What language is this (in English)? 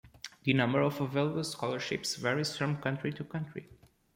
English